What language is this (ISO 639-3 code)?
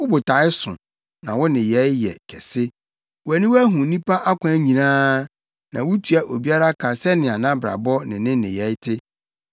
aka